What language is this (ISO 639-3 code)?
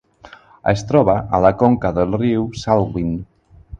cat